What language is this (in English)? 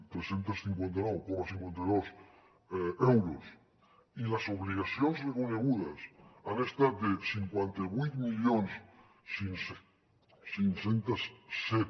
Catalan